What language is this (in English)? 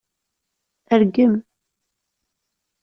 Kabyle